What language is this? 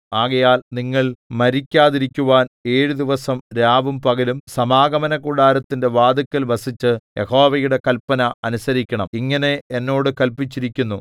Malayalam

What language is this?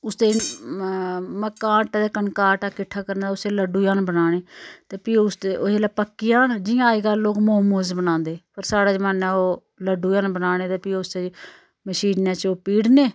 Dogri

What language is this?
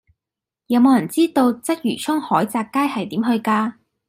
Cantonese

